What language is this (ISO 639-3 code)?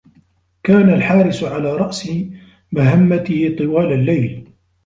ara